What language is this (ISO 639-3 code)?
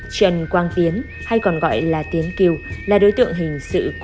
vie